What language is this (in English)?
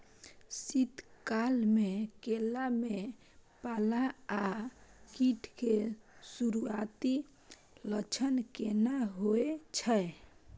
Maithili